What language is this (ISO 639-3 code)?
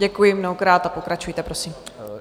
ces